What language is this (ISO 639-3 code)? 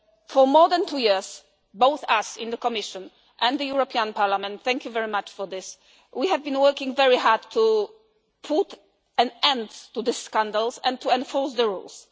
eng